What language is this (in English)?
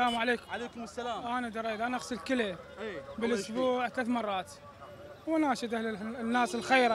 Arabic